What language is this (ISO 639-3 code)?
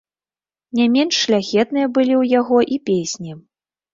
bel